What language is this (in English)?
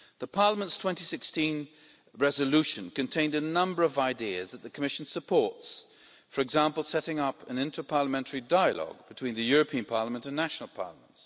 English